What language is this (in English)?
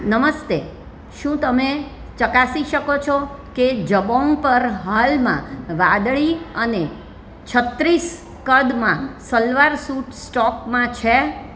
Gujarati